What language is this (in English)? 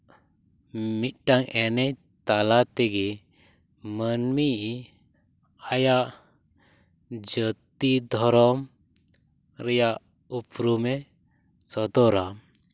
Santali